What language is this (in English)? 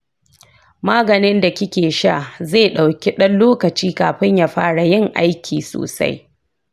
Hausa